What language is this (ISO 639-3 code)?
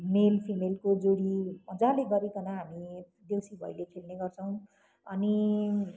nep